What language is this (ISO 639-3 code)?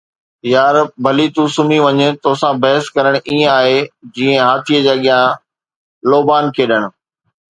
snd